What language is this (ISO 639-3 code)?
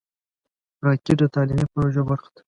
pus